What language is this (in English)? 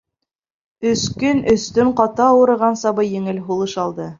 Bashkir